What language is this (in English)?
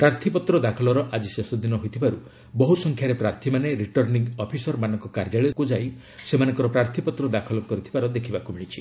Odia